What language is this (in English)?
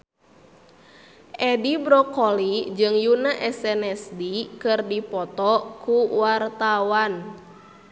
Sundanese